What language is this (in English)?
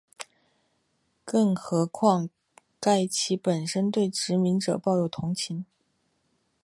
Chinese